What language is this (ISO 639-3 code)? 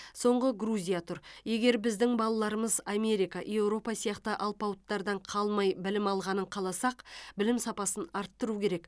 kaz